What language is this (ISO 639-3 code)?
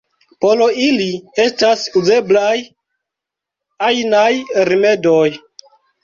epo